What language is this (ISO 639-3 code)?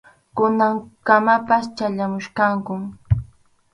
qxu